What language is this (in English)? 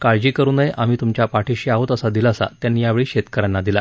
Marathi